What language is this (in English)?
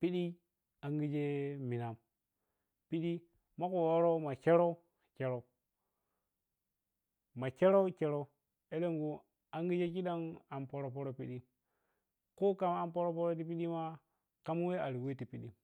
Piya-Kwonci